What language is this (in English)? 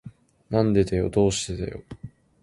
Japanese